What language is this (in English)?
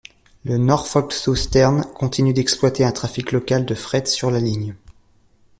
French